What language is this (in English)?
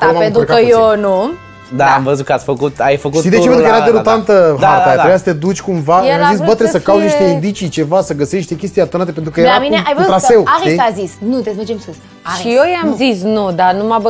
Romanian